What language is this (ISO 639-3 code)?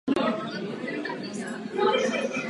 ces